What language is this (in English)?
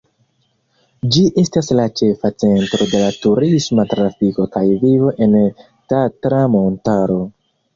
Esperanto